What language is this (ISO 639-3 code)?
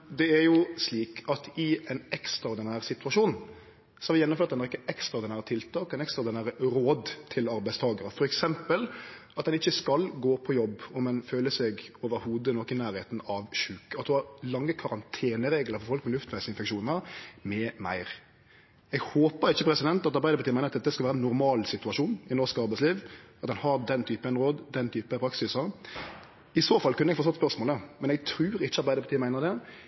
nno